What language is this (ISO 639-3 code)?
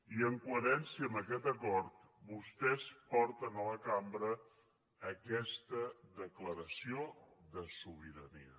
cat